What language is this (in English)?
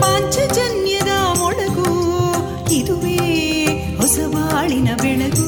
Kannada